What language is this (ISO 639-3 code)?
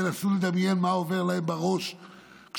heb